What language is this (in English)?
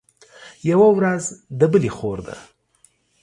Pashto